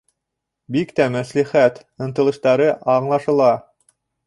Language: Bashkir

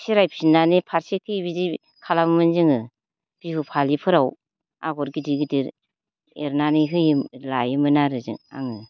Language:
Bodo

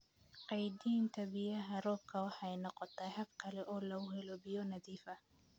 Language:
Somali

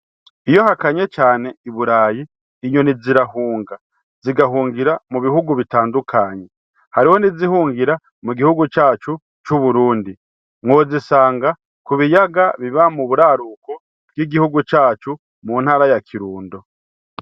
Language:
Rundi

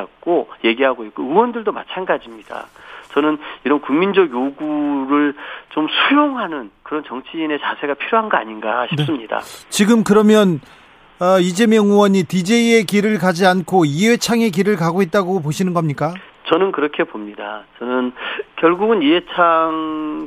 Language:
Korean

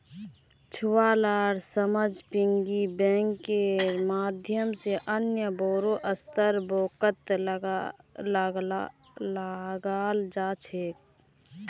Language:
Magahi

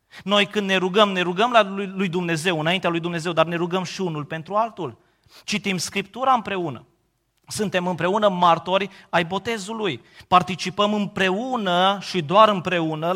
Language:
Romanian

